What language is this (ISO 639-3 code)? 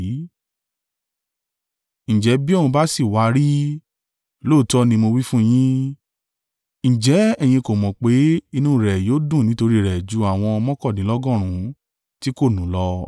yor